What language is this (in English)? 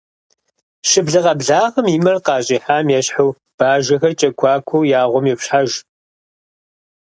Kabardian